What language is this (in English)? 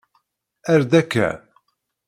Kabyle